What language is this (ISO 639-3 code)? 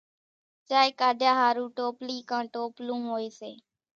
gjk